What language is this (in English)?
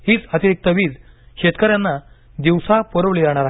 Marathi